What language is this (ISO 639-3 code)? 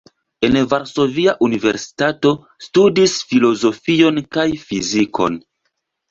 epo